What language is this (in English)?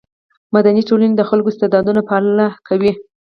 Pashto